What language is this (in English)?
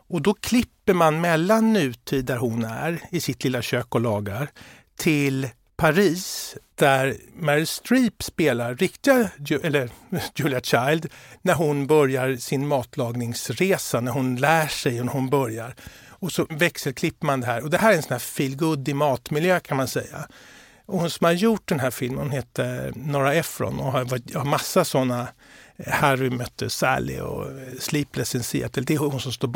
Swedish